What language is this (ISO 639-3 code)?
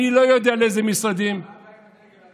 heb